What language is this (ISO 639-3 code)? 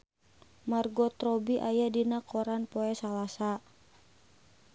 sun